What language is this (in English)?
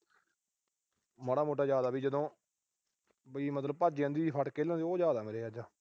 Punjabi